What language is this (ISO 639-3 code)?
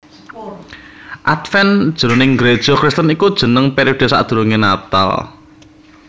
jav